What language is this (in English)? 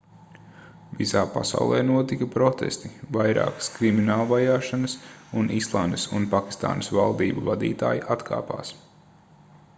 Latvian